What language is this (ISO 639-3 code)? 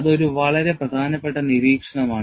mal